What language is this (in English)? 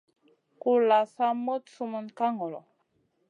Masana